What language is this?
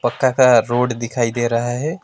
Hindi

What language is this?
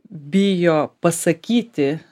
Lithuanian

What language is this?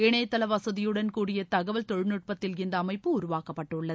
Tamil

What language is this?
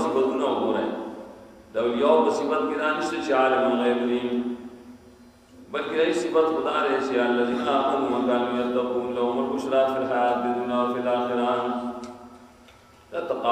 Portuguese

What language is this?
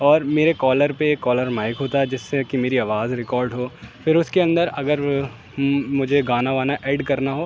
Urdu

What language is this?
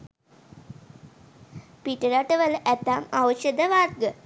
Sinhala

